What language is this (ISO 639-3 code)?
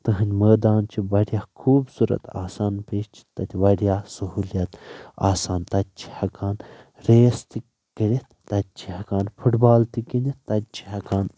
kas